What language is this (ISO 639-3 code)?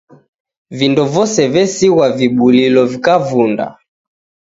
dav